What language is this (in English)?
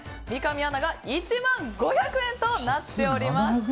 Japanese